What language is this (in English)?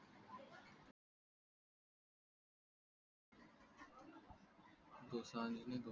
Marathi